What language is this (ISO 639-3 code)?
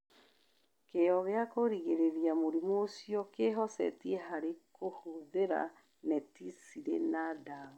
kik